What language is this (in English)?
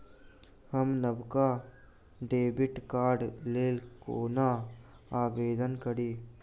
Maithili